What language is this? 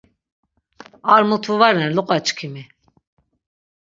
Laz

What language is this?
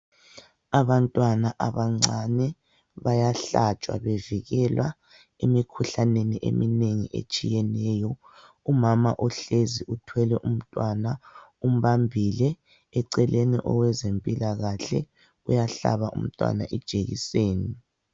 North Ndebele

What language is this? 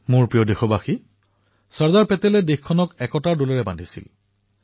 Assamese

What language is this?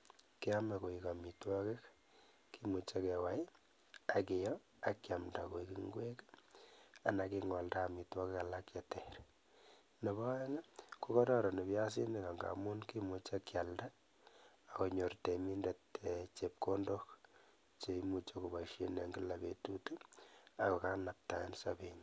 Kalenjin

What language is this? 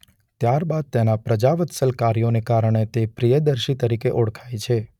Gujarati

